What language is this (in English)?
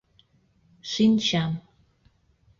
Mari